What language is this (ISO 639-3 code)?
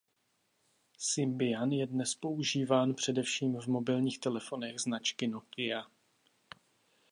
ces